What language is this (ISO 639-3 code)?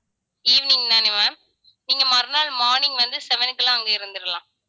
tam